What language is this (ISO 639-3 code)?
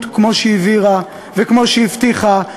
heb